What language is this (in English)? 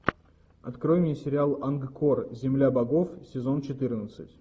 Russian